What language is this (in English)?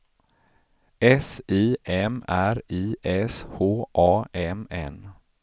Swedish